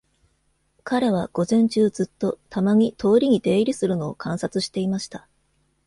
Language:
Japanese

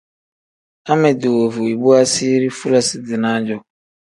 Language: Tem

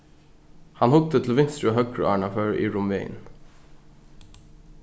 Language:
Faroese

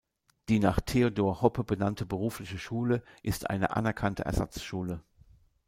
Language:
German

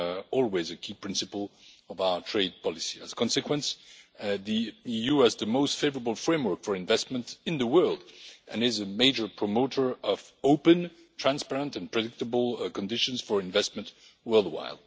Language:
English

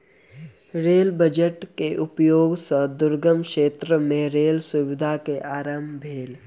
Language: Maithili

